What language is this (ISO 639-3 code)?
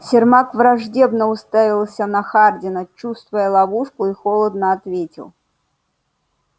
rus